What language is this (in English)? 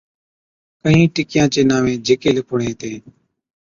Od